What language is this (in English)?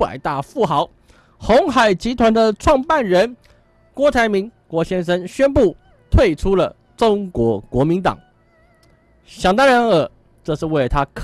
Chinese